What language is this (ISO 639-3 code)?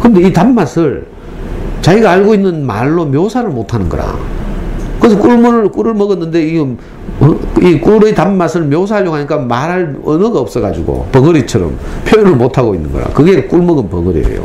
kor